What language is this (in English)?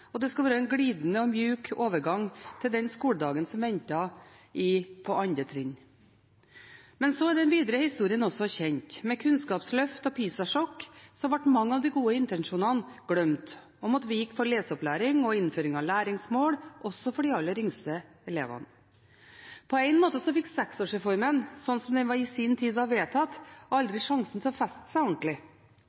Norwegian Bokmål